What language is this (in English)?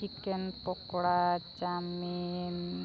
Santali